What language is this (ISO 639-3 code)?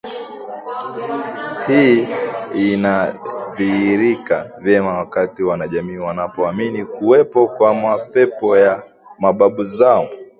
swa